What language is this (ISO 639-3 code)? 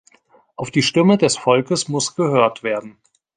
deu